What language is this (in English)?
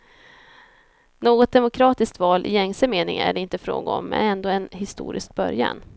Swedish